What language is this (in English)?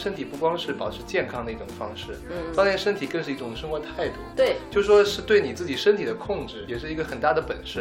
Chinese